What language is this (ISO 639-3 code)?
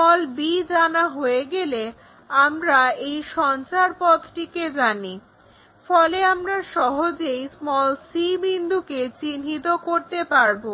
ben